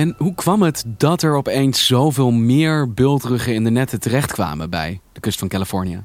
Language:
Dutch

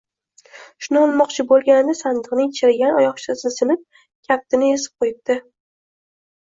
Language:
Uzbek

